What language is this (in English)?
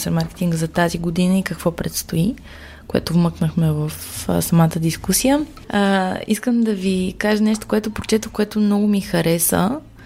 Bulgarian